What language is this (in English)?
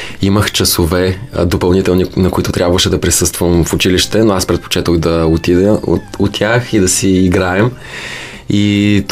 Bulgarian